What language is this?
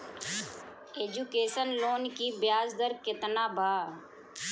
Bhojpuri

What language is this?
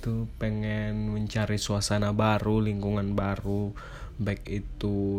Indonesian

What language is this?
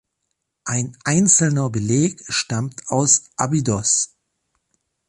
German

